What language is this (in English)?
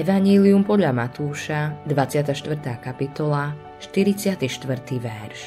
Slovak